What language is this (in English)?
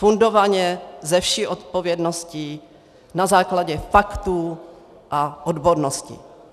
Czech